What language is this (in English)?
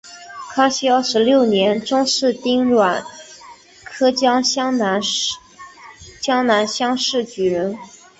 Chinese